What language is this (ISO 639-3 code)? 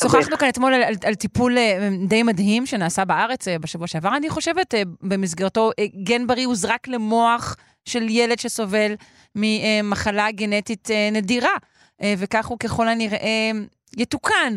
heb